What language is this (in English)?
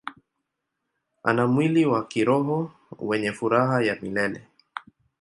Swahili